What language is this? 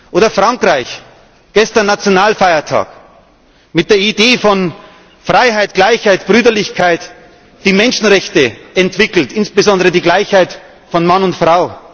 German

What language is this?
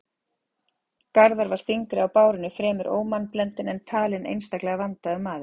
Icelandic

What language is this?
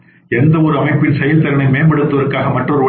Tamil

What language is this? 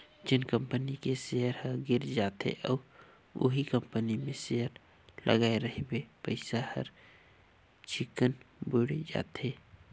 Chhattisgarhi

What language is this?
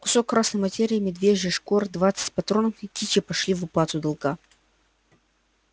Russian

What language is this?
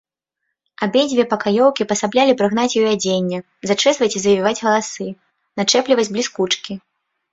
Belarusian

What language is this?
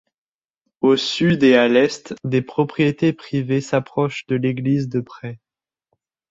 French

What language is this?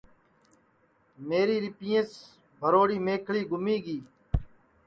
Sansi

